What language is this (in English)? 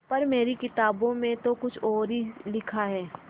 Hindi